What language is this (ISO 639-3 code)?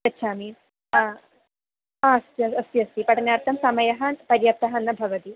san